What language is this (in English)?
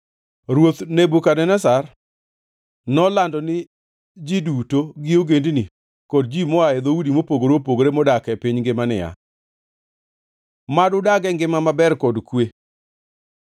Luo (Kenya and Tanzania)